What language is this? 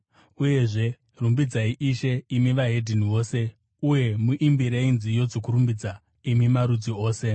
Shona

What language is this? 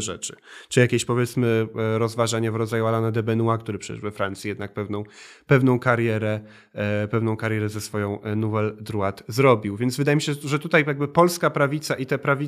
Polish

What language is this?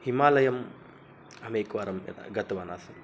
Sanskrit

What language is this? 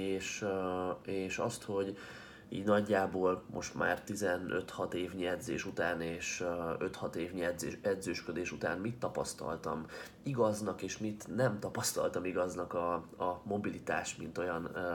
Hungarian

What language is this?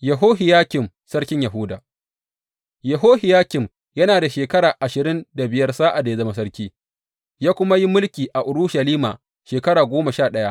Hausa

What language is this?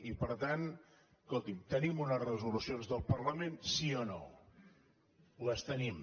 Catalan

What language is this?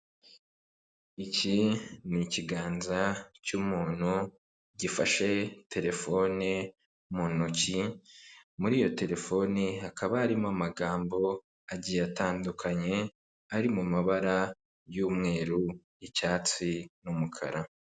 Kinyarwanda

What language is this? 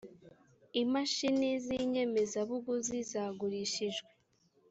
Kinyarwanda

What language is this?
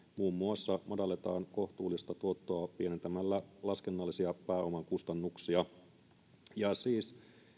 Finnish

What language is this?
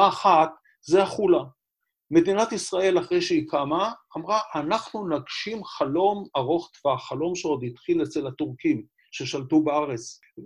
Hebrew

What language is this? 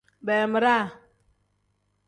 Tem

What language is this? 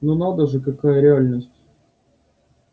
Russian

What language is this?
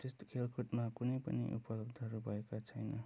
Nepali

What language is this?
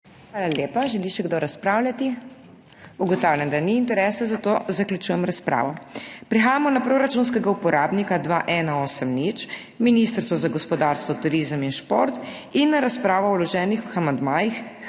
Slovenian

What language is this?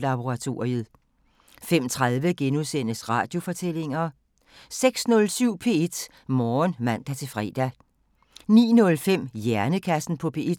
Danish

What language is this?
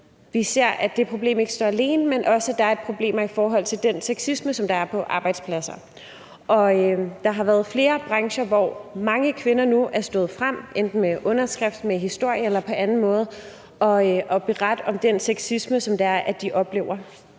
Danish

